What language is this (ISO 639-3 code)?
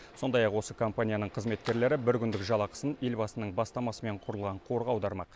kaz